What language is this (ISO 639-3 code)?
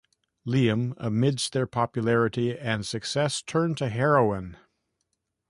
eng